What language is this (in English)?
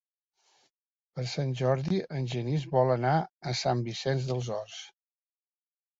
Catalan